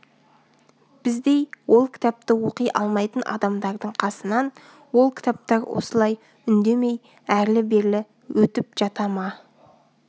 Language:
Kazakh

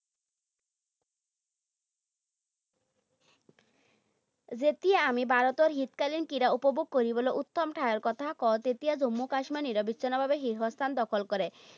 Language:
Assamese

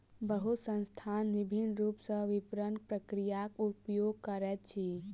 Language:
Maithili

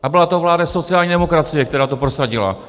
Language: Czech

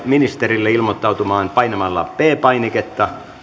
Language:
Finnish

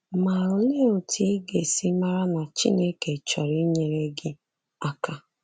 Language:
Igbo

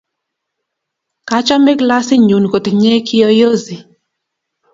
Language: Kalenjin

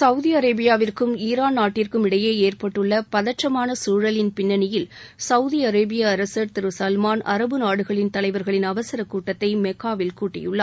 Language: Tamil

